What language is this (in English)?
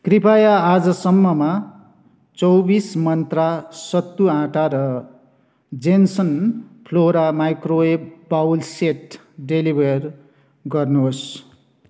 Nepali